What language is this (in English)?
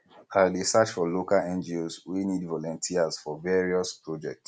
Nigerian Pidgin